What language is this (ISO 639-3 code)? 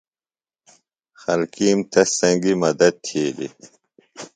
phl